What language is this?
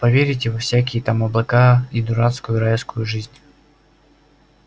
Russian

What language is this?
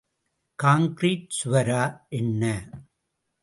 Tamil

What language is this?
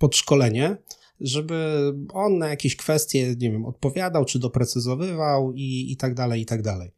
Polish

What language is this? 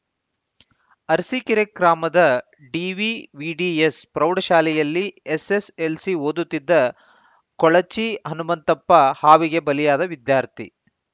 Kannada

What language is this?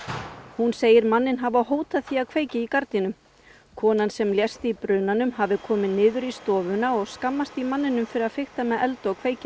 Icelandic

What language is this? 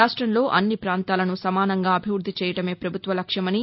Telugu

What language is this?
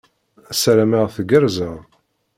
Kabyle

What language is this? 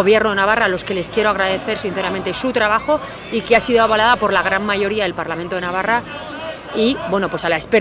Spanish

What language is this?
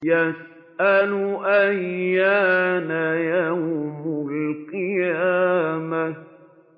Arabic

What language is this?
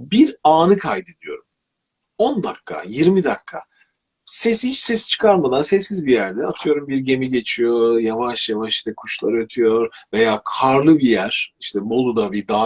Turkish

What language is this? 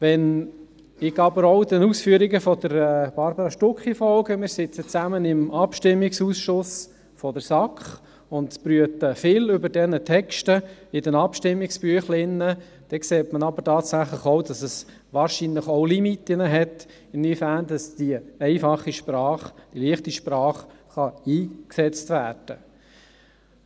Swiss German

